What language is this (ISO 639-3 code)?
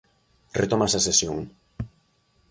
glg